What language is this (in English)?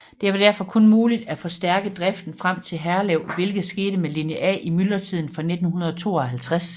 Danish